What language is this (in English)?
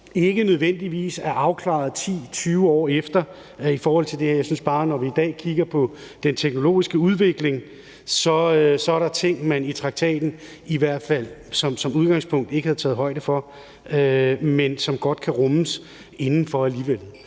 Danish